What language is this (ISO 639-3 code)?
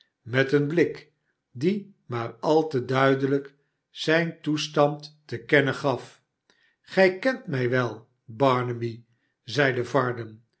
nld